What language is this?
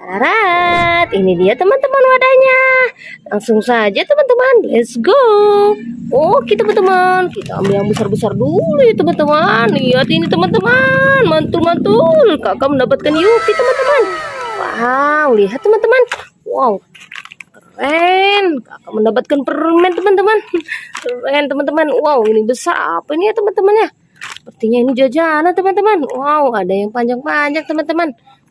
Indonesian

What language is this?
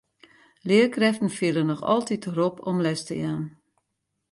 Western Frisian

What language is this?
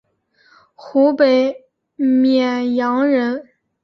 Chinese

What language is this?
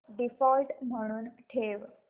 Marathi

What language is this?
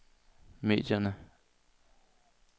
Danish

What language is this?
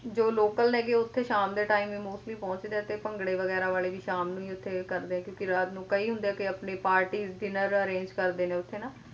Punjabi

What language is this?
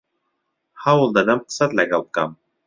Central Kurdish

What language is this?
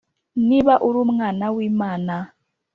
Kinyarwanda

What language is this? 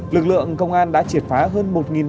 Vietnamese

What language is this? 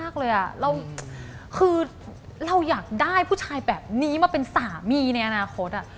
Thai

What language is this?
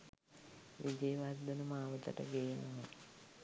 Sinhala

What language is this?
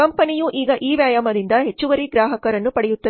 Kannada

